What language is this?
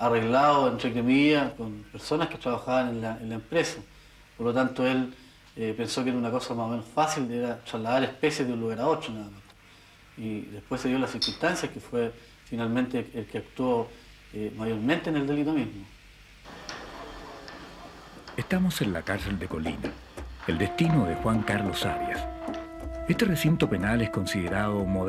Spanish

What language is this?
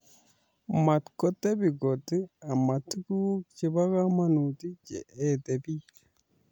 Kalenjin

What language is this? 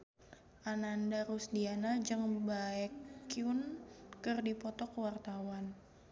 Sundanese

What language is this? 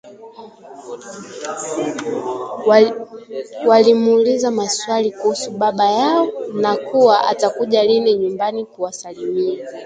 Swahili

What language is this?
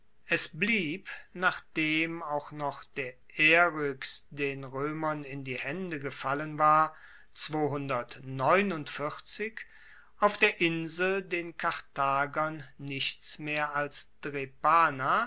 German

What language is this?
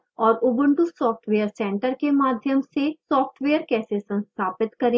Hindi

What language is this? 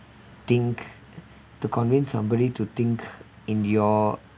English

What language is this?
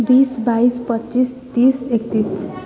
Nepali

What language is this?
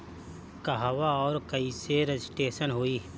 Bhojpuri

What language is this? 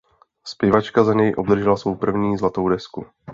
Czech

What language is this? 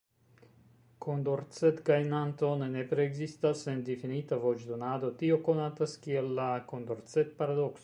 Esperanto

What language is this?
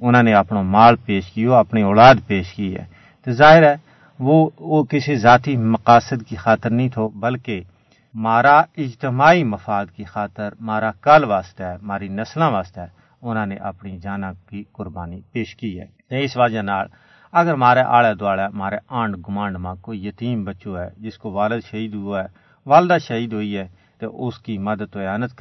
Urdu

